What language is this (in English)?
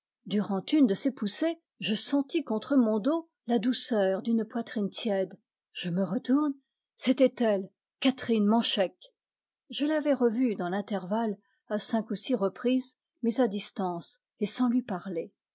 French